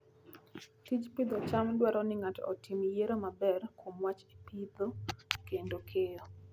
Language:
Luo (Kenya and Tanzania)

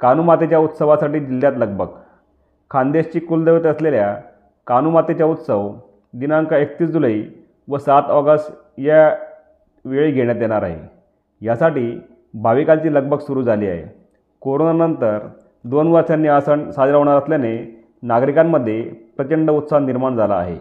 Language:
Marathi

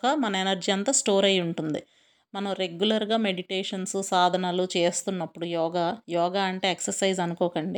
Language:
Telugu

